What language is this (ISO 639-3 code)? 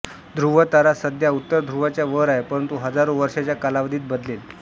mar